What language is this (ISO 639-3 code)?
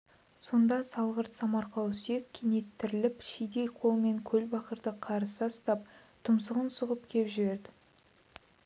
kaz